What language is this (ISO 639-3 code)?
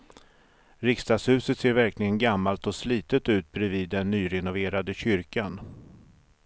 swe